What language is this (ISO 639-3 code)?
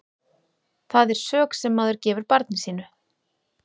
isl